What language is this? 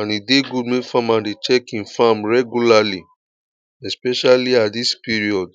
Nigerian Pidgin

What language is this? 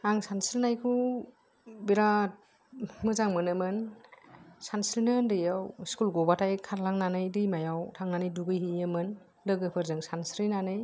Bodo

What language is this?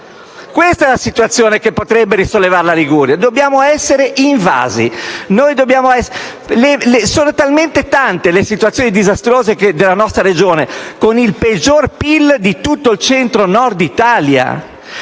Italian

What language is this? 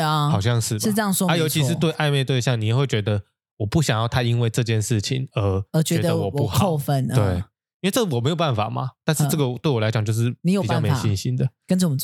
Chinese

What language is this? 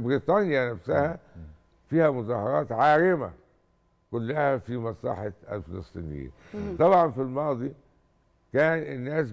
Arabic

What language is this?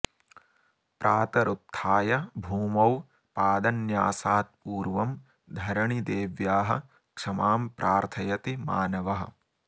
Sanskrit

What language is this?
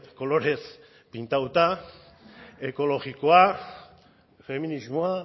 Basque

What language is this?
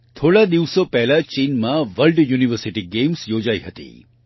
Gujarati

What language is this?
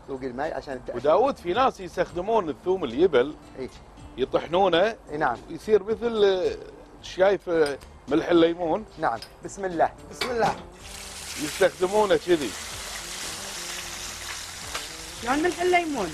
Arabic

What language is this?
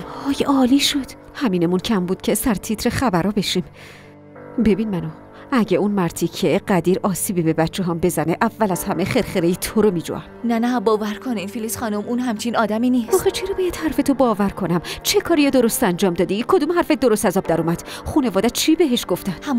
Persian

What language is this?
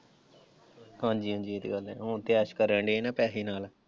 Punjabi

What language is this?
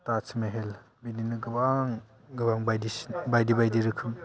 Bodo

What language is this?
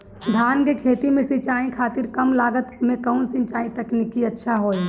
Bhojpuri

